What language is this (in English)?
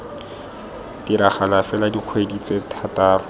Tswana